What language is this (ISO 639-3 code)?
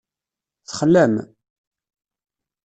kab